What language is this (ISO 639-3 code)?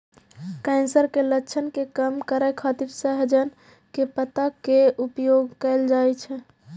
mai